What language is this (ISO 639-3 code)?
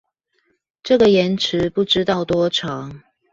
zho